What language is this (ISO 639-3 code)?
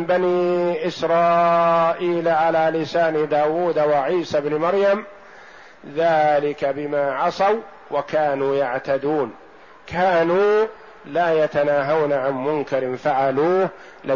ara